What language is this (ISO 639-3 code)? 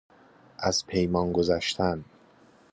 fas